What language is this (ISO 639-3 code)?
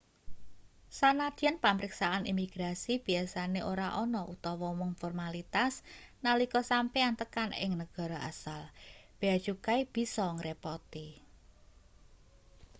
jav